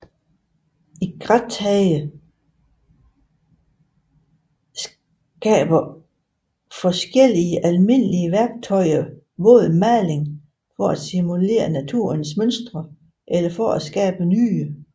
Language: Danish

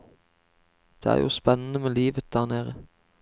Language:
Norwegian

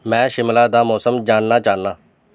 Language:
Dogri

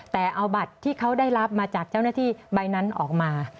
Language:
Thai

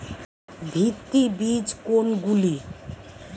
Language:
Bangla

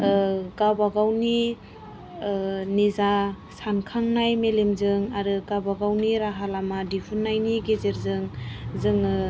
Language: Bodo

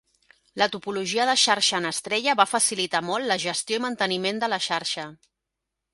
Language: Catalan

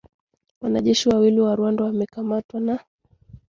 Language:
Swahili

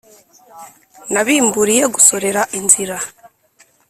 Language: Kinyarwanda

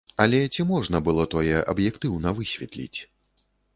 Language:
Belarusian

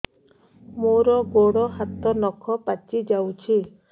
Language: Odia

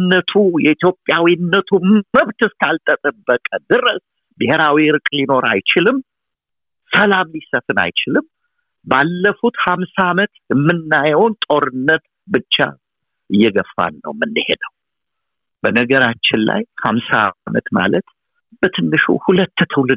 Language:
Amharic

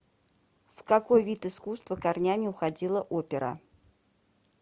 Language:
Russian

